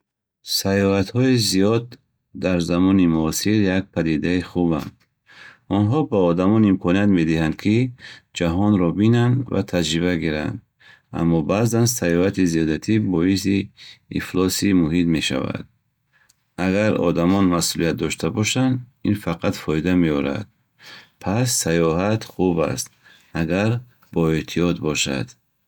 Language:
Bukharic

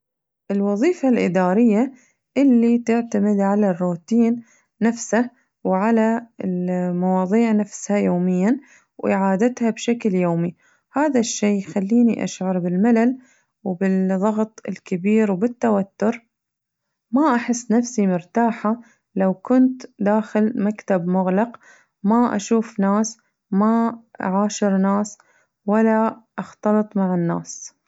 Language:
Najdi Arabic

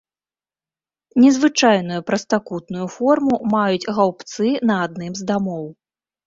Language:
Belarusian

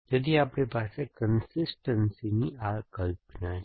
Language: Gujarati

